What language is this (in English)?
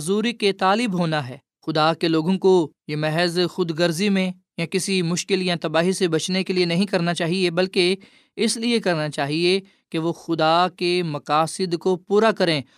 Urdu